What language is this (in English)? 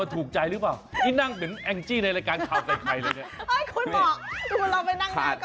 Thai